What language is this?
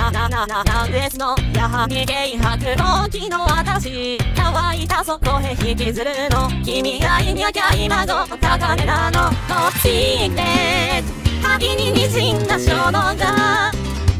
Thai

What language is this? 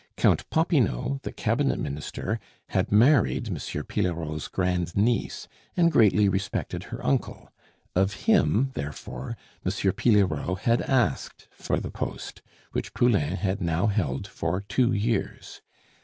English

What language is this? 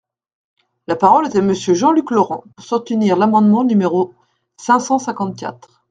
French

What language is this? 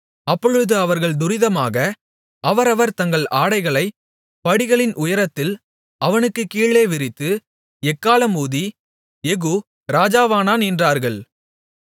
Tamil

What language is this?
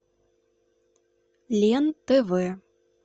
Russian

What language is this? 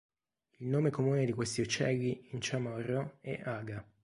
Italian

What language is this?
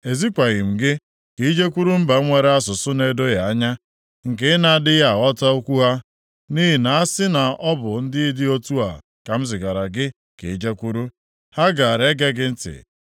Igbo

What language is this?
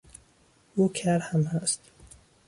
Persian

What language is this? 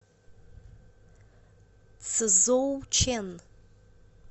Russian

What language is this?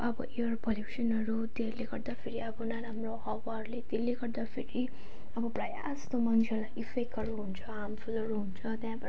Nepali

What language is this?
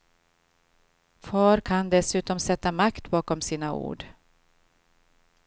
Swedish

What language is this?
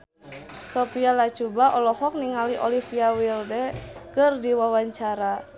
Sundanese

